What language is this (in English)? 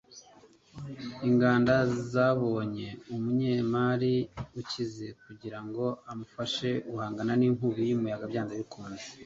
Kinyarwanda